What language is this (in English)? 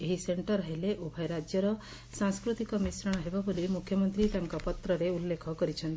Odia